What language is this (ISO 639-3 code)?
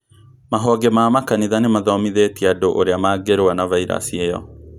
kik